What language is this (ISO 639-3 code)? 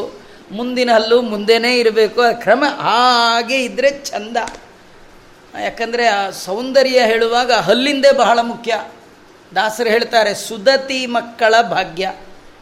kan